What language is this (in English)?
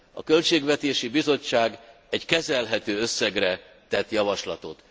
Hungarian